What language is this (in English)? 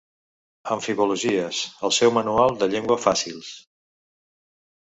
Catalan